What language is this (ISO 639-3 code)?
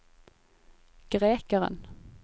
nor